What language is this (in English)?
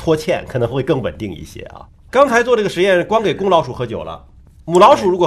Chinese